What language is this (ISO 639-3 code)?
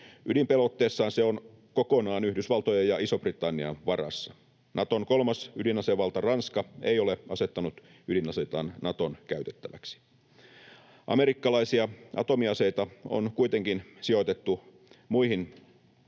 fin